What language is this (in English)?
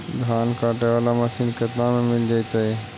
Magahi